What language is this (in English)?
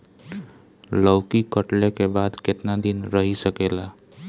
Bhojpuri